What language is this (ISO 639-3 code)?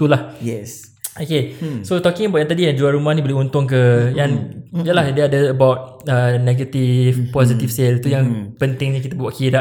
msa